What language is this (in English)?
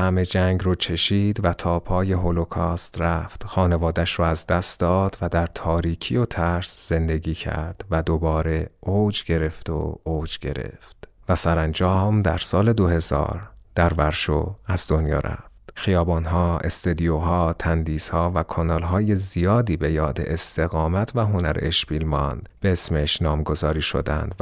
Persian